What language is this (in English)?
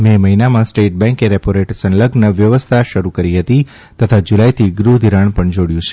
Gujarati